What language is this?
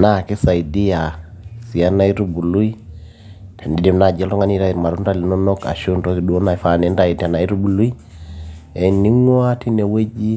Masai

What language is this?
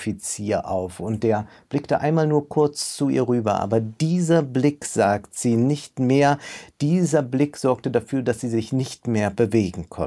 German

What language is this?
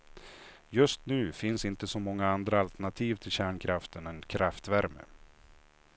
Swedish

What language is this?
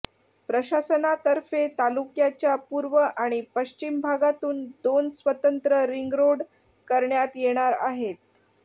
Marathi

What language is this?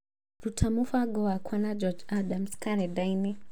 Kikuyu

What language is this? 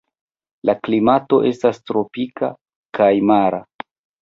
Esperanto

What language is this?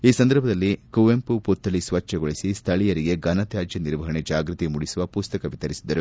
Kannada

